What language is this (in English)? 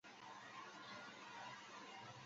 Chinese